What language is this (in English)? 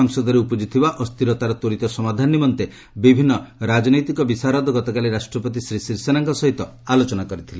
Odia